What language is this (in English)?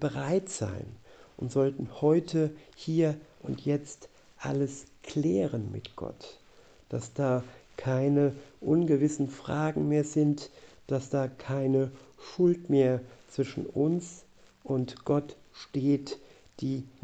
German